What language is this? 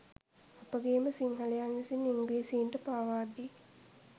Sinhala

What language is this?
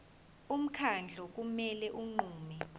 Zulu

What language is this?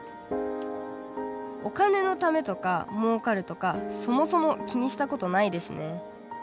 Japanese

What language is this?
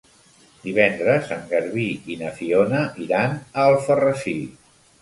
Catalan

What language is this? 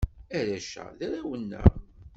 Kabyle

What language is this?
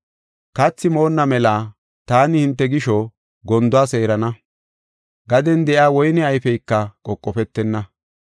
Gofa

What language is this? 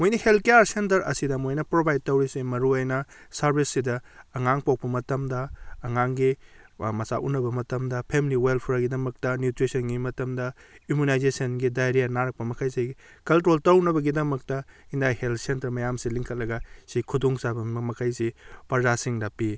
Manipuri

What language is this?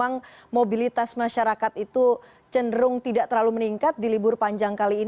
Indonesian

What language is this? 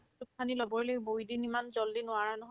Assamese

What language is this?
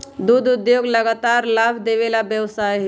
Magahi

